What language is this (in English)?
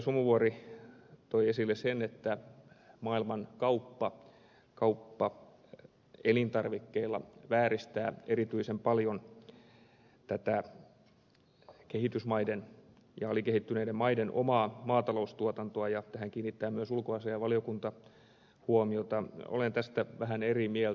Finnish